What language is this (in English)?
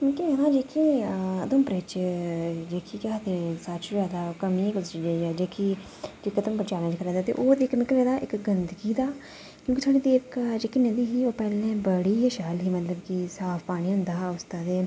Dogri